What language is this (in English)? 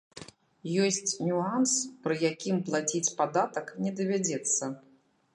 Belarusian